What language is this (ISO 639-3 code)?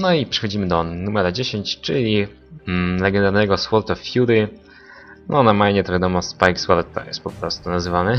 pol